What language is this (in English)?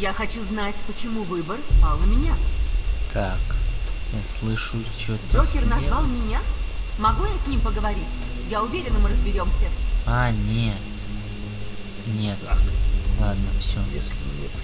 Russian